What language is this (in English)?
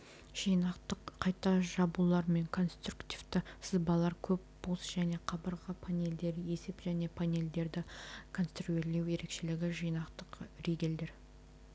Kazakh